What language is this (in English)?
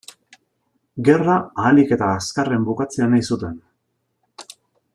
Basque